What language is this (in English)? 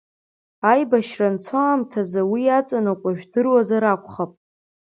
Abkhazian